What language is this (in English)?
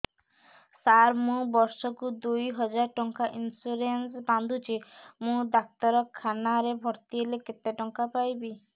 Odia